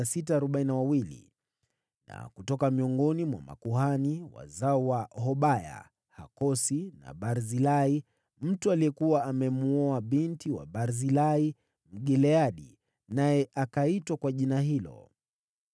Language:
Swahili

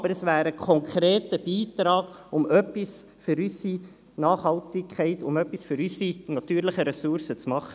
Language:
Swiss German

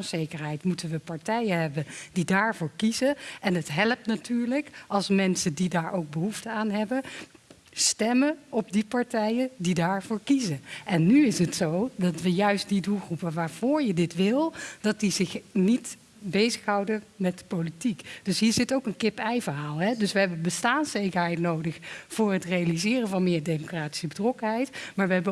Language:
Dutch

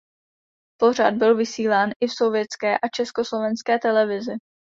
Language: Czech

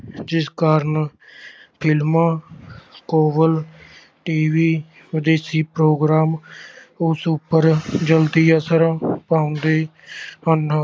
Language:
Punjabi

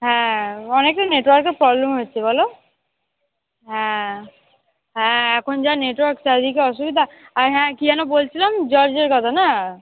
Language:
Bangla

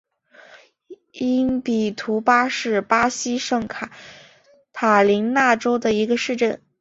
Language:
Chinese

